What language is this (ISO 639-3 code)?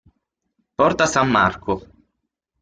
ita